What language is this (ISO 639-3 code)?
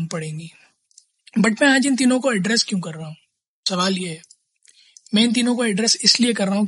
hin